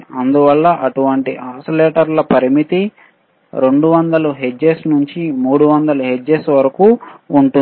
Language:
Telugu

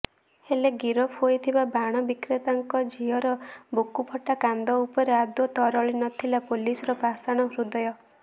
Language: Odia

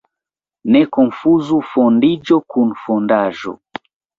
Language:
Esperanto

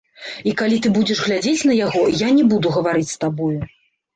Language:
Belarusian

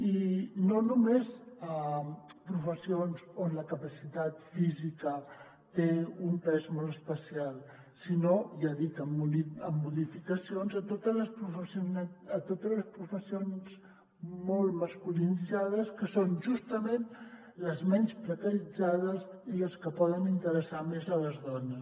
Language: Catalan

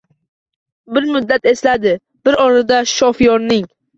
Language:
Uzbek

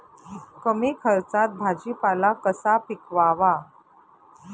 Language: Marathi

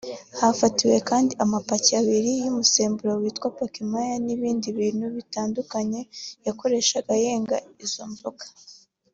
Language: Kinyarwanda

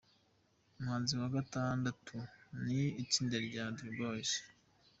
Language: Kinyarwanda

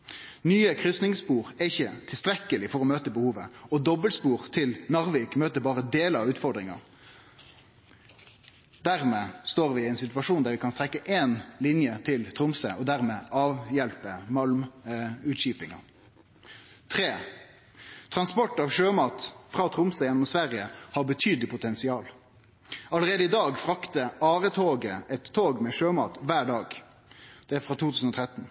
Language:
Norwegian Nynorsk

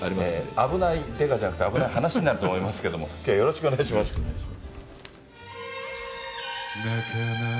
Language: Japanese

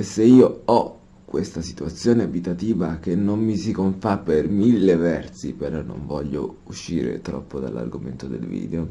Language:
Italian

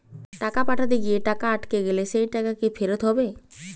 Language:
Bangla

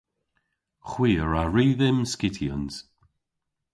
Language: Cornish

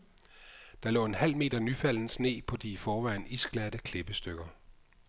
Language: Danish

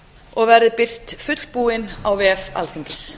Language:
Icelandic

